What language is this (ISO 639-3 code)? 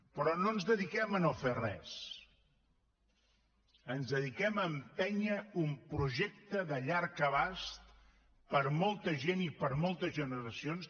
cat